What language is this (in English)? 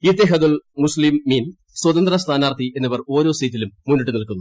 Malayalam